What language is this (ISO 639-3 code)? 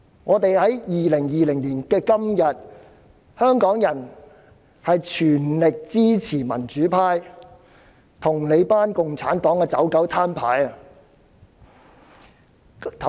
yue